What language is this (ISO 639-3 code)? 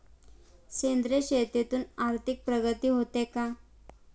mar